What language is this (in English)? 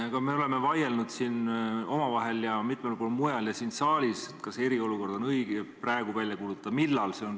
Estonian